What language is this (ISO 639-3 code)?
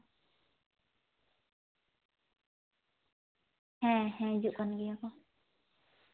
sat